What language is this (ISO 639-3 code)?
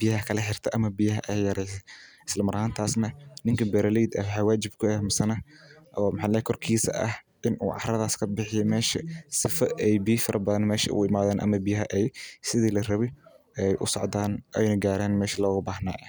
som